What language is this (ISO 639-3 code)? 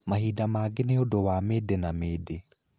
kik